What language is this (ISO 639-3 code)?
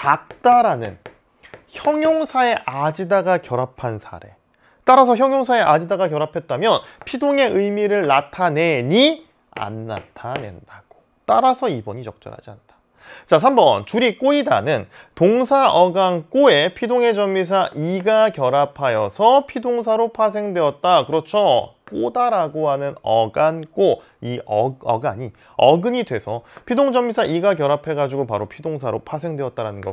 kor